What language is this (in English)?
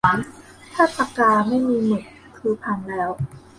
Thai